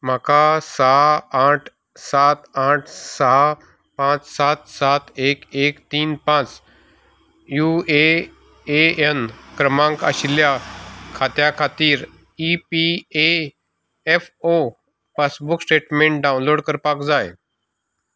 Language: Konkani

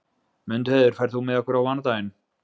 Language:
Icelandic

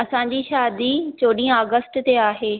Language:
Sindhi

